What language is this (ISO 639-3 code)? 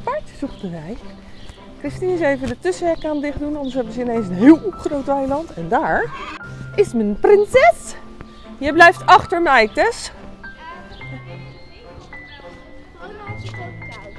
nld